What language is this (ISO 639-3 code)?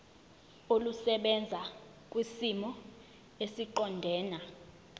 zul